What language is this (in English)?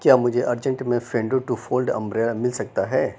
Urdu